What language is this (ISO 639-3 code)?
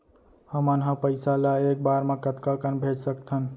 hne